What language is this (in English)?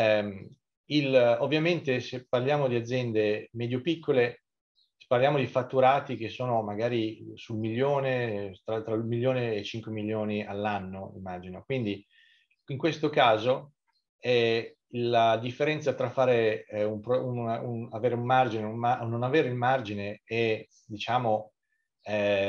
Italian